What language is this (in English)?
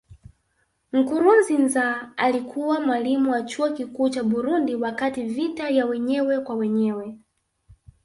Swahili